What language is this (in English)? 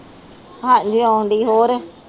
Punjabi